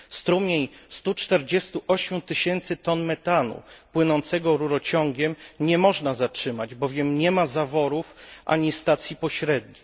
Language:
Polish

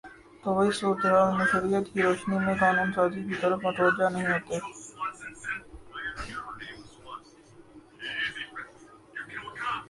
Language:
Urdu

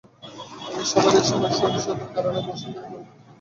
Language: Bangla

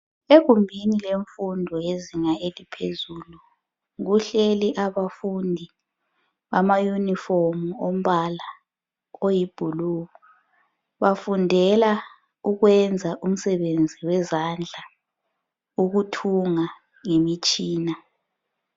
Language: North Ndebele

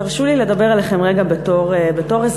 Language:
Hebrew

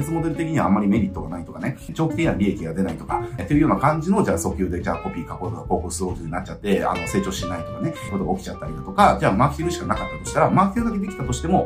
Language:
Japanese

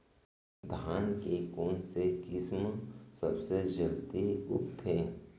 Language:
Chhattisgarhi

